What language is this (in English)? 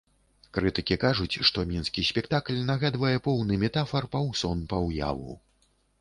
Belarusian